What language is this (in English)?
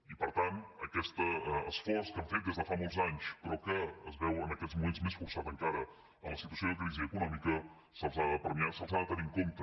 Catalan